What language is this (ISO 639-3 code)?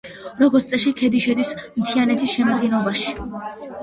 kat